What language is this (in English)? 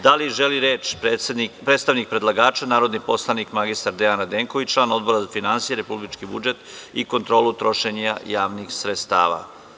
Serbian